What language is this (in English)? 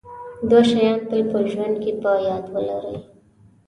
Pashto